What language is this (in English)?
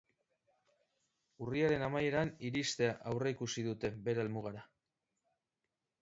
Basque